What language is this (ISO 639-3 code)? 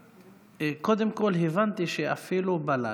heb